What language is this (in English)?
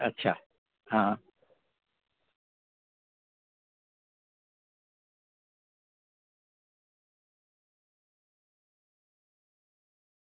Gujarati